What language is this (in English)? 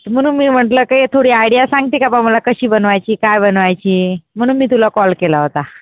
Marathi